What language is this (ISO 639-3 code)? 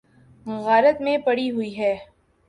urd